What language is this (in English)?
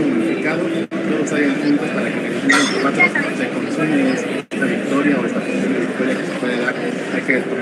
Spanish